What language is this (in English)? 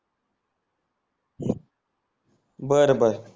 Marathi